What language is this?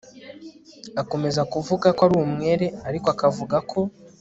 Kinyarwanda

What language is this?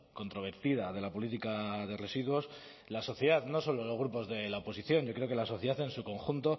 Spanish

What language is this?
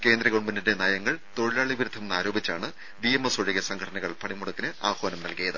Malayalam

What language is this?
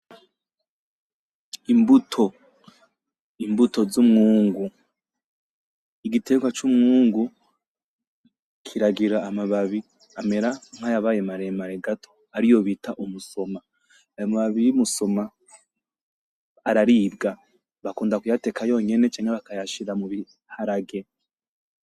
Rundi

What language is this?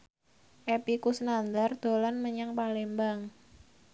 Javanese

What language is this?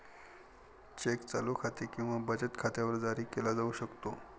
Marathi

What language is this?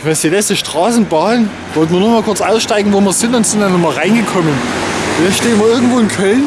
German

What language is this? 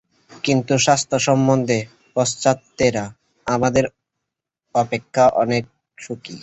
Bangla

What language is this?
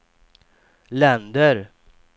Swedish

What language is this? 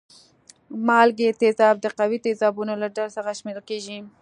Pashto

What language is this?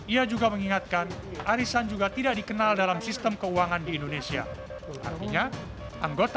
Indonesian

